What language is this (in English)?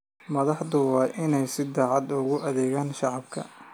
Somali